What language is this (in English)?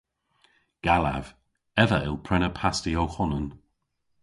Cornish